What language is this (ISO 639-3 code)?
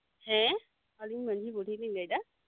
sat